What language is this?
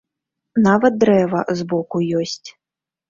Belarusian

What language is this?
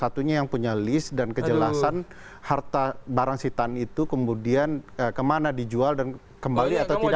Indonesian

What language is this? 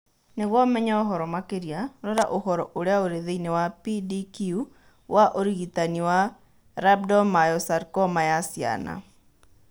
Kikuyu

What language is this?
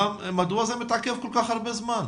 Hebrew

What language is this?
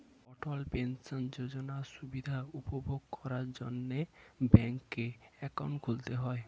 Bangla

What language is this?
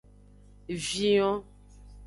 Aja (Benin)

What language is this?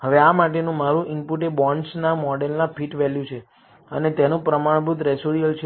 Gujarati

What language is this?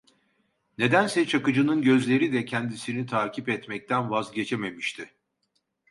Turkish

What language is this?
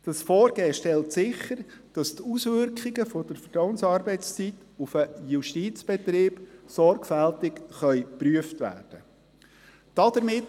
Swiss German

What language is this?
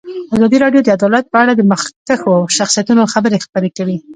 Pashto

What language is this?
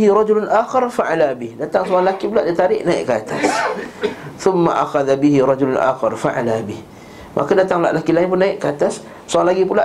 Malay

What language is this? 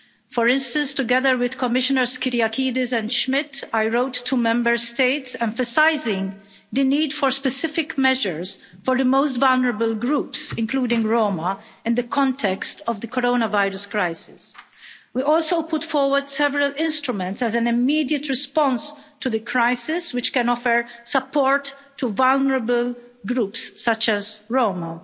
English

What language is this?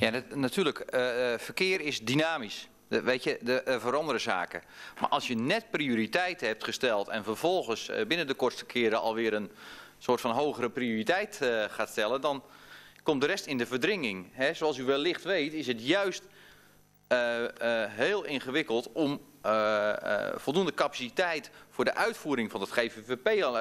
Dutch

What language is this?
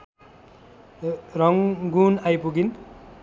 Nepali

